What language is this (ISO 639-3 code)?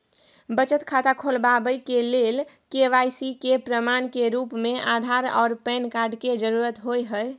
mai